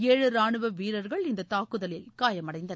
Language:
Tamil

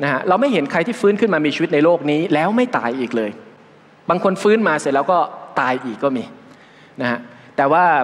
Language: Thai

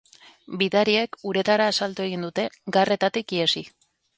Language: Basque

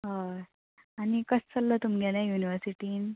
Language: Konkani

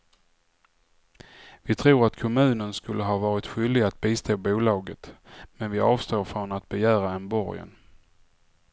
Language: Swedish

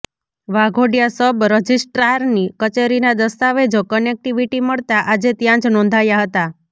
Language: Gujarati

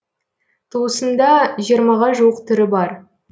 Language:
Kazakh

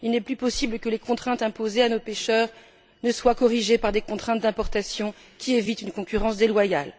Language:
French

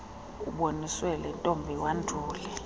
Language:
Xhosa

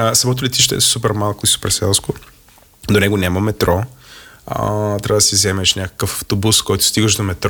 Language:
Bulgarian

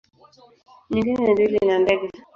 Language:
Swahili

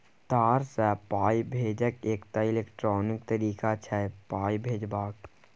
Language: Maithili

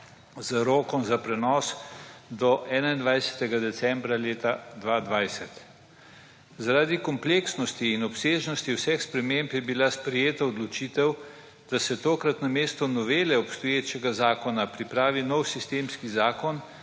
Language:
Slovenian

